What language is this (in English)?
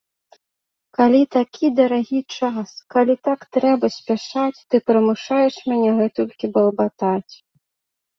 Belarusian